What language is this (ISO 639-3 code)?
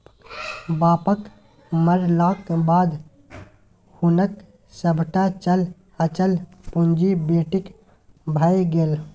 mai